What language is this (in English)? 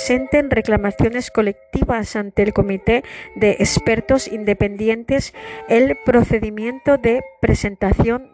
Spanish